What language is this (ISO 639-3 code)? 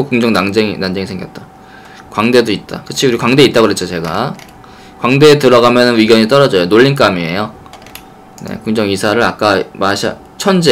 kor